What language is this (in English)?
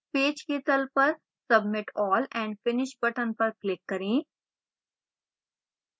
Hindi